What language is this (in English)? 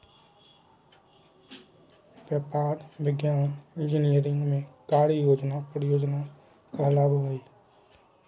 Magahi